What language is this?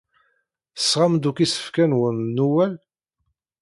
Kabyle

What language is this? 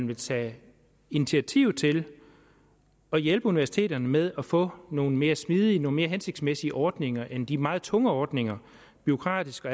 Danish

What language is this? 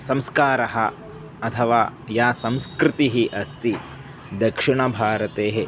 Sanskrit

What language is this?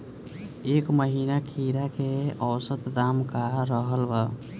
Bhojpuri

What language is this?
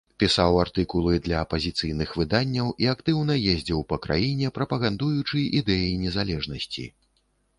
Belarusian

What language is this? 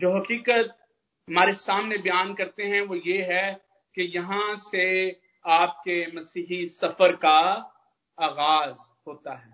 Hindi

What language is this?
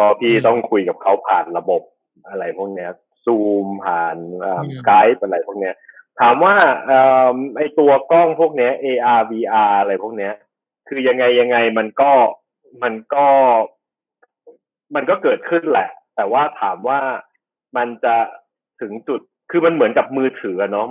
Thai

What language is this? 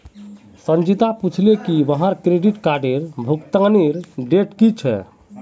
Magahi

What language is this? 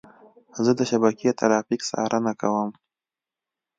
Pashto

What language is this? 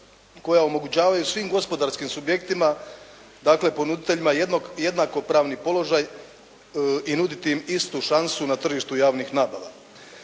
Croatian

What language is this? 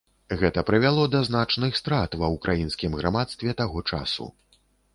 Belarusian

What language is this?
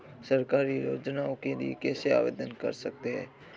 Hindi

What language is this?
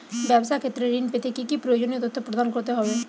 Bangla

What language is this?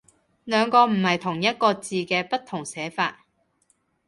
Cantonese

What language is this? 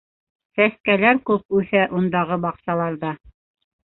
Bashkir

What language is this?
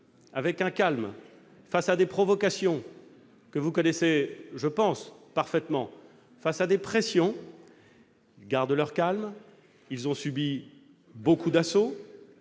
French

